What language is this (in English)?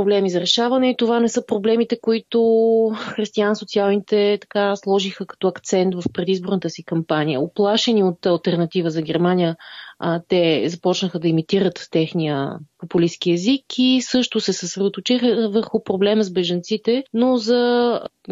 Bulgarian